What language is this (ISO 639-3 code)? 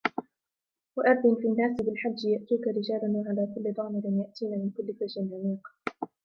ara